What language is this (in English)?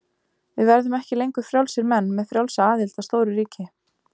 Icelandic